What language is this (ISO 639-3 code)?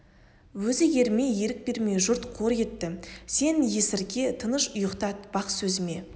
kaz